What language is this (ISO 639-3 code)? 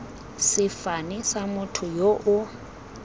tsn